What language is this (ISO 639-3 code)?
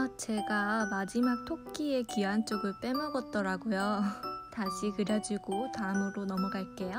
kor